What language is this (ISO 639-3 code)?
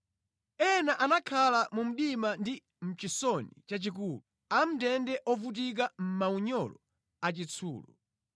nya